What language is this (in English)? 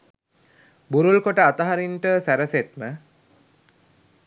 Sinhala